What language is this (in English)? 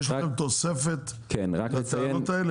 Hebrew